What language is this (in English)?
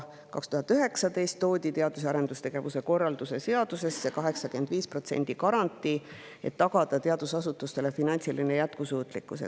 Estonian